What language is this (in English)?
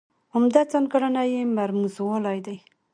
Pashto